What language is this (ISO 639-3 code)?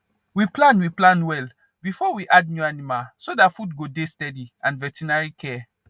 pcm